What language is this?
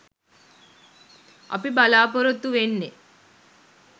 Sinhala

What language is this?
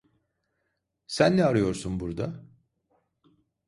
Turkish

